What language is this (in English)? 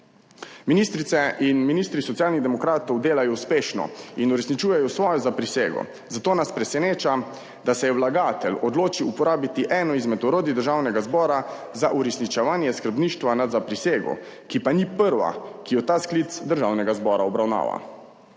Slovenian